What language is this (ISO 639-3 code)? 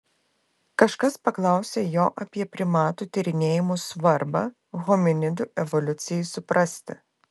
lit